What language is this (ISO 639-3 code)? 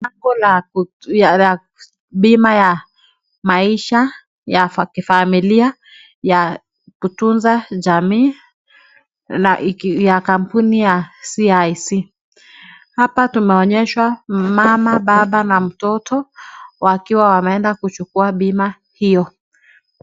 swa